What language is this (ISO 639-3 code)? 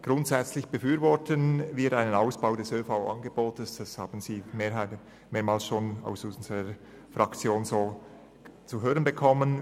gsw